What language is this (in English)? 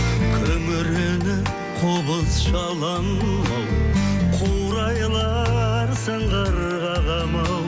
Kazakh